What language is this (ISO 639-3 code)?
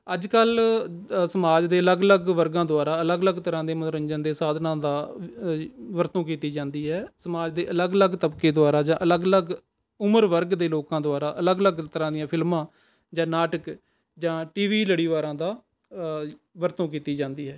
pan